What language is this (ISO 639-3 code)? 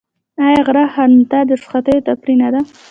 pus